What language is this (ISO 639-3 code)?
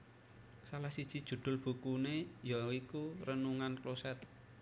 jav